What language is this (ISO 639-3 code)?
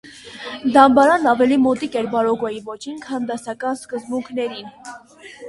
hye